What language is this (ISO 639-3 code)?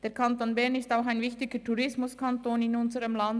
gsw